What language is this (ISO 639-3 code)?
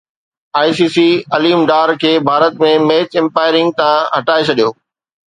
snd